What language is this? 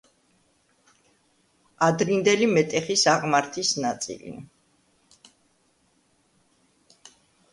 Georgian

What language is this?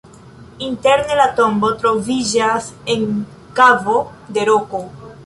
Esperanto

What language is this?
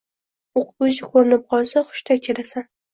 Uzbek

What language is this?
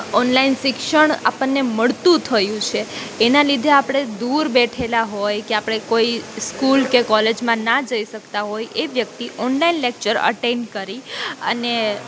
Gujarati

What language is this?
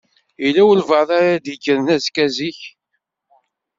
Kabyle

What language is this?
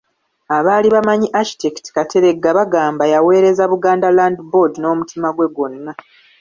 Ganda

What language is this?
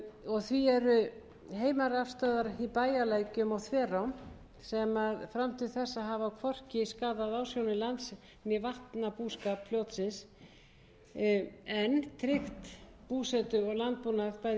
Icelandic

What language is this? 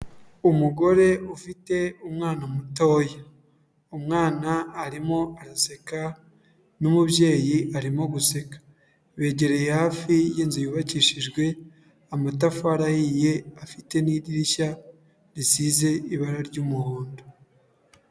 Kinyarwanda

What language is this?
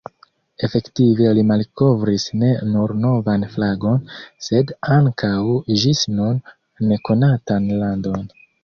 Esperanto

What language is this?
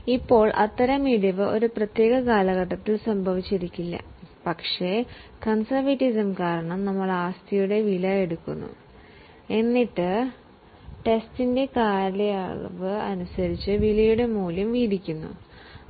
Malayalam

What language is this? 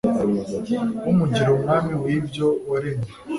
Kinyarwanda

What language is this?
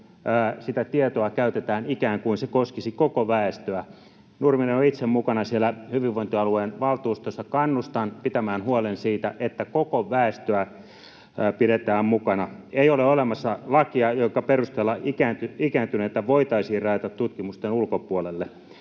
Finnish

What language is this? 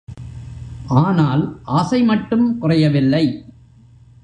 Tamil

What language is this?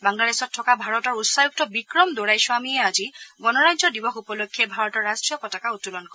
Assamese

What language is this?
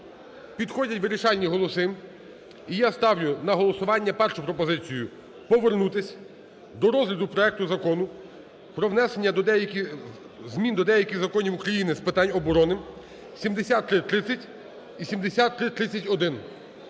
Ukrainian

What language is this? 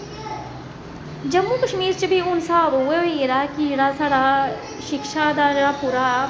Dogri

